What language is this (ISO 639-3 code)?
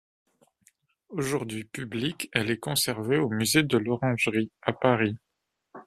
fra